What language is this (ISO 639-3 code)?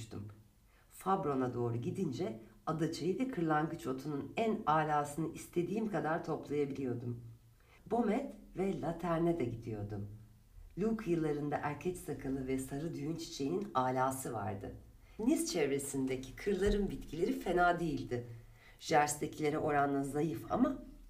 tur